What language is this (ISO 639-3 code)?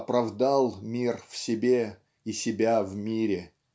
rus